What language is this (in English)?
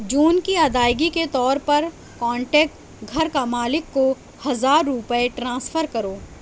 Urdu